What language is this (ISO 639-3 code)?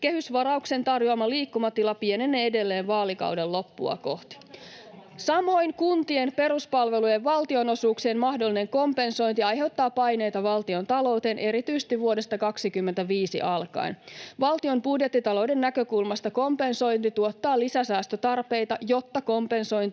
fin